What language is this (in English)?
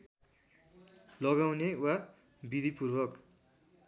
Nepali